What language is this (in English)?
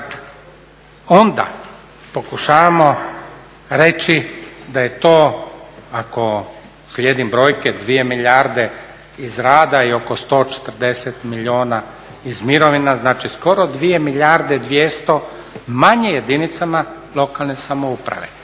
Croatian